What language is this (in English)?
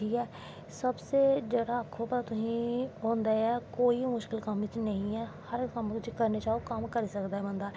Dogri